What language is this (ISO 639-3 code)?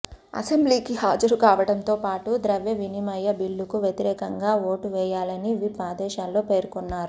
tel